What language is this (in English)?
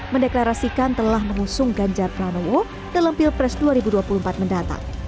Indonesian